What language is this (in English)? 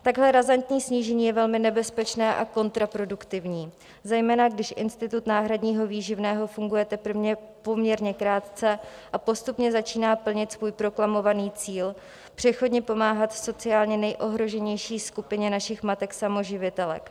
Czech